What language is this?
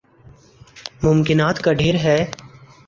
Urdu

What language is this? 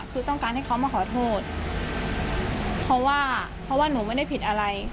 Thai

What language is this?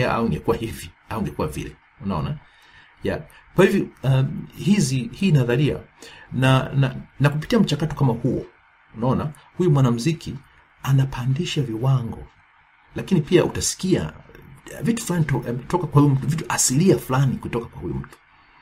Swahili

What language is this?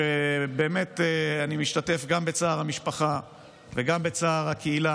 Hebrew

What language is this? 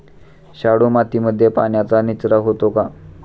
Marathi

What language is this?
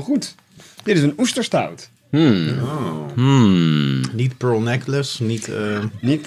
Dutch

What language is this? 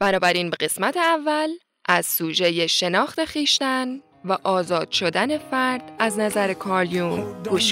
Persian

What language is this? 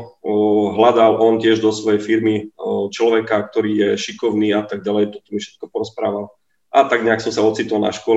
Slovak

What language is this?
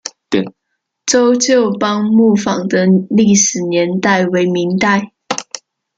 Chinese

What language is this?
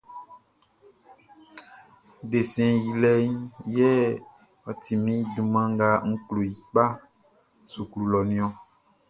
Baoulé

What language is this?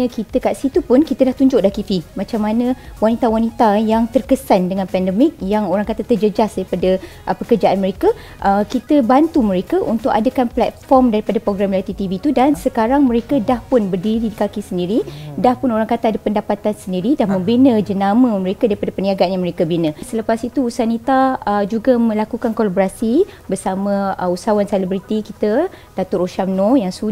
Malay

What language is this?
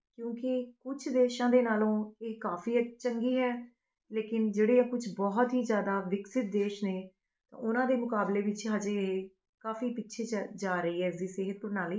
Punjabi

